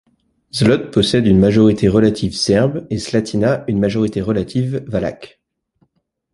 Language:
French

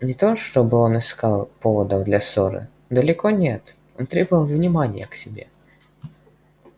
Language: Russian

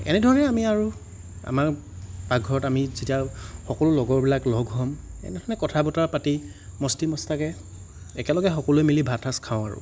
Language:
Assamese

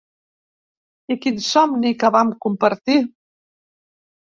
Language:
Catalan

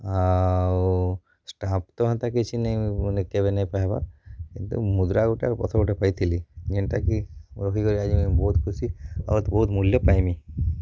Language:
Odia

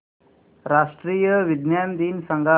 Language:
Marathi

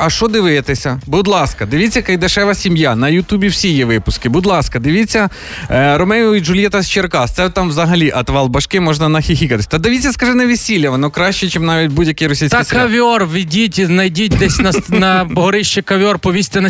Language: Ukrainian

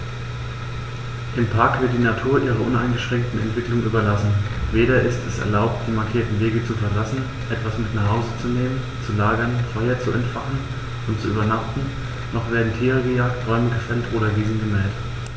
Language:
German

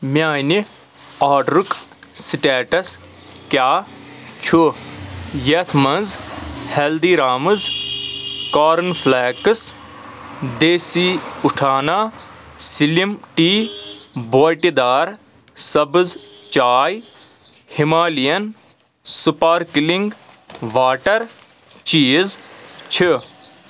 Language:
Kashmiri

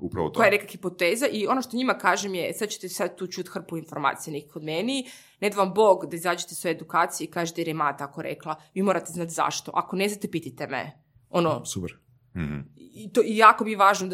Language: Croatian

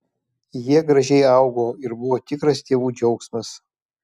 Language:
Lithuanian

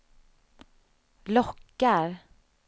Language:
Swedish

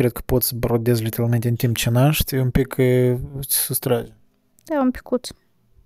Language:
Romanian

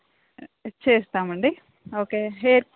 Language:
Telugu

